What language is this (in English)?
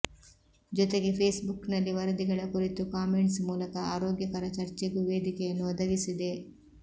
Kannada